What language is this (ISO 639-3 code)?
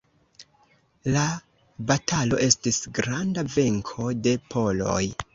epo